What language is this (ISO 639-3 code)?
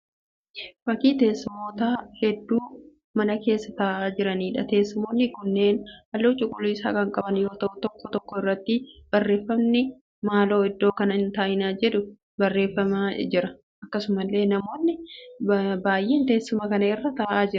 orm